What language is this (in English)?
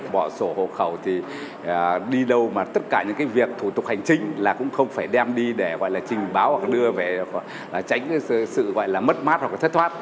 Vietnamese